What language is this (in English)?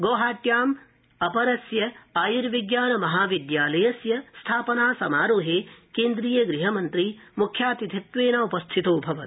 Sanskrit